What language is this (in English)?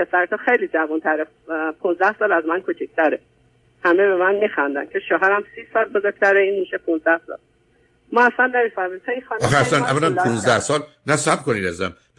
Persian